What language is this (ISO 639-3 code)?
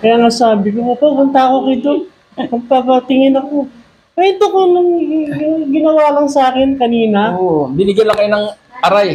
fil